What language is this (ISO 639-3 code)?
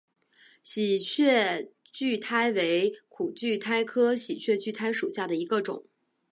zho